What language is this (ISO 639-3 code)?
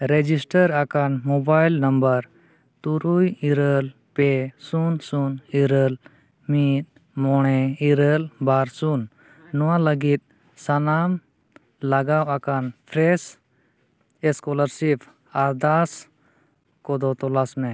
sat